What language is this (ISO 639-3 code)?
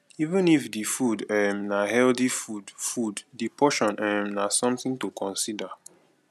pcm